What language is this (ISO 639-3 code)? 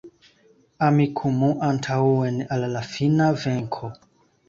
epo